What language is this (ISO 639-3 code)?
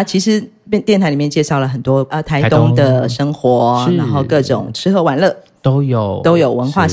zho